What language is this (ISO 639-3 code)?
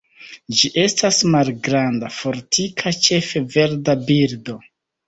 epo